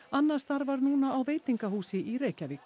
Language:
Icelandic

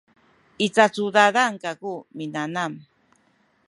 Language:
Sakizaya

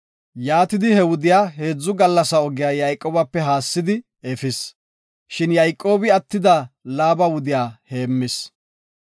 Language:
Gofa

